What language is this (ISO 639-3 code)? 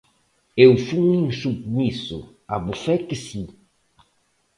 glg